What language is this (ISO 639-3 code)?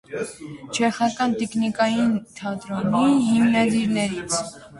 hye